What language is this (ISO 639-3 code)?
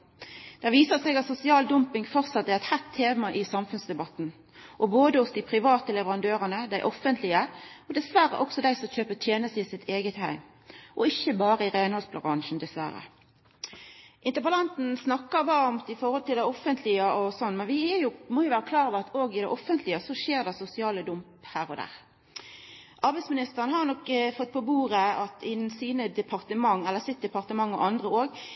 nno